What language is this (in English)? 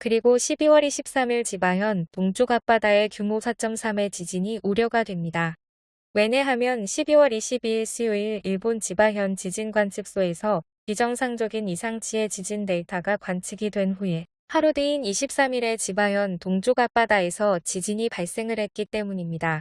Korean